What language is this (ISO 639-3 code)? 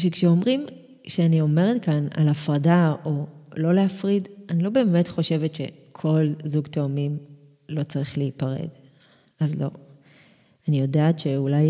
heb